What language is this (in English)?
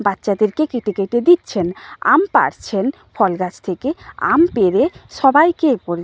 Bangla